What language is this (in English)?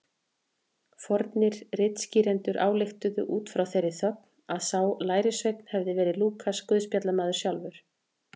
Icelandic